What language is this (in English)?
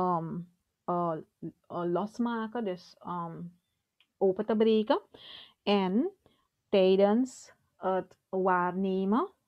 Dutch